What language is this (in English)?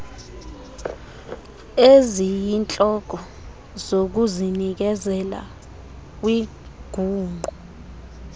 Xhosa